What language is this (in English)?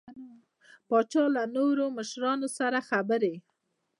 Pashto